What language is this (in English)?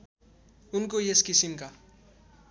Nepali